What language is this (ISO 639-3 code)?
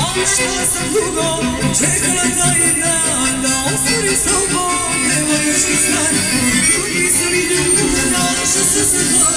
ron